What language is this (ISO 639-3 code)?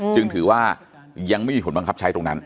tha